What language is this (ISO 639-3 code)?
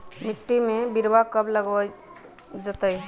mag